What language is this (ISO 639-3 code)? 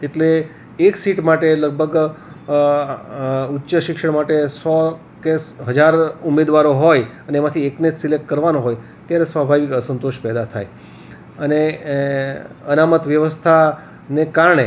guj